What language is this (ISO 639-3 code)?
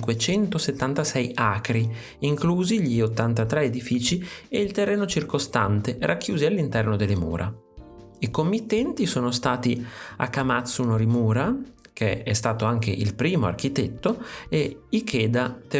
ita